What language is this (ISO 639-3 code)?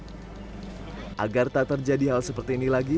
ind